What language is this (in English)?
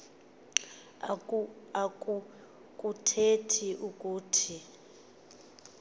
Xhosa